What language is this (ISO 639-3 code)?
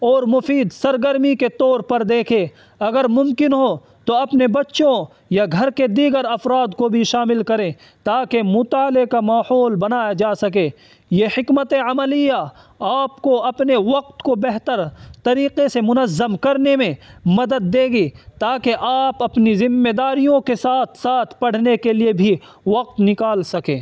urd